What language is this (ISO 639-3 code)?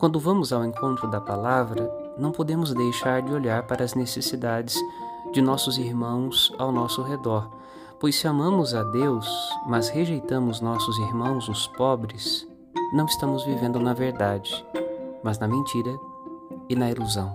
por